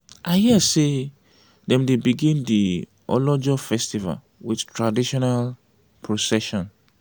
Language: Nigerian Pidgin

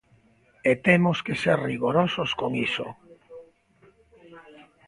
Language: Galician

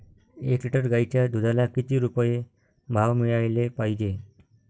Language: Marathi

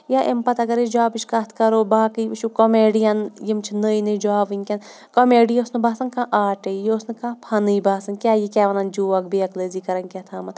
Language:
Kashmiri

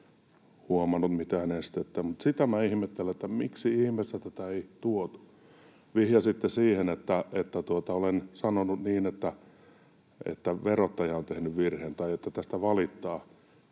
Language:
Finnish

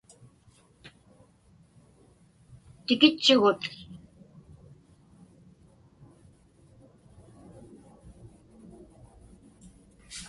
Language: Inupiaq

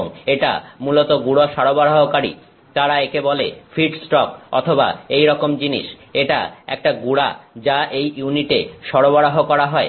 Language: Bangla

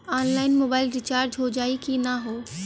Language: Bhojpuri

